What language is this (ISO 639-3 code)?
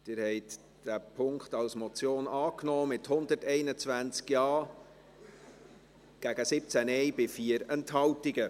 gsw